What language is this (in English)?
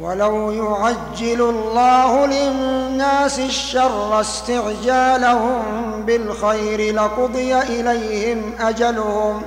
Arabic